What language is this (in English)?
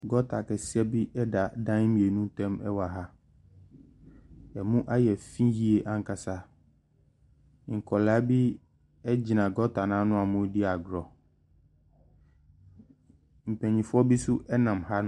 Akan